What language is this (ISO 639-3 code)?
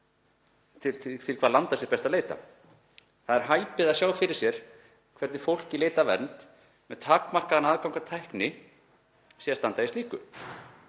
isl